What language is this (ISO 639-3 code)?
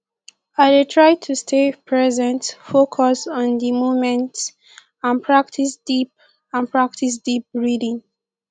pcm